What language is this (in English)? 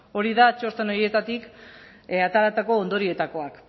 Basque